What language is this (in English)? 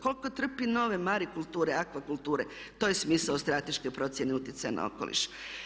Croatian